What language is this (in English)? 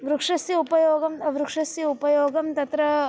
Sanskrit